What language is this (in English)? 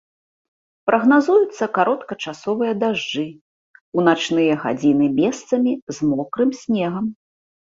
Belarusian